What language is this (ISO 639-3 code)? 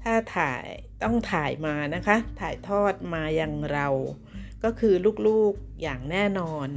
tha